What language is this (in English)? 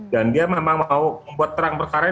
Indonesian